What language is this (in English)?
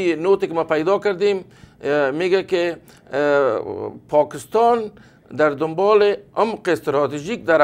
Persian